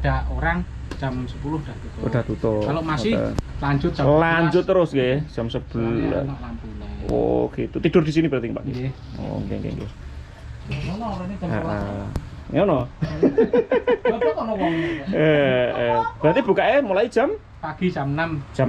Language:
Indonesian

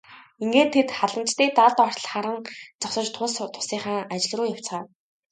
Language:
Mongolian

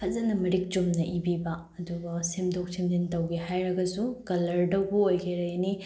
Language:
Manipuri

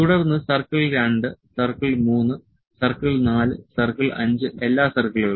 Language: Malayalam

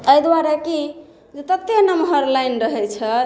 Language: Maithili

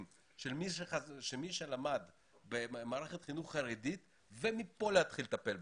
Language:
Hebrew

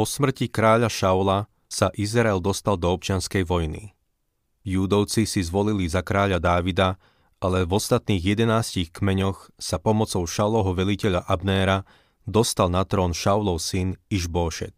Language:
Slovak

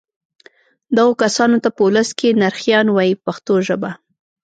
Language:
Pashto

